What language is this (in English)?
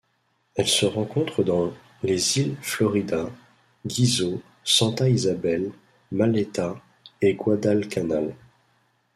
French